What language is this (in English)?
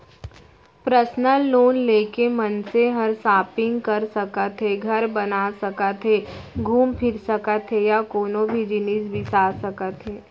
Chhattisgarhi